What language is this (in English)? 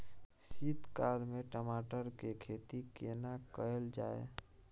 Maithili